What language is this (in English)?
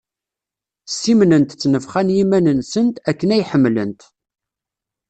Kabyle